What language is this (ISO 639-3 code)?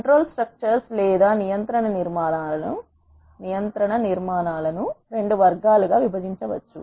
tel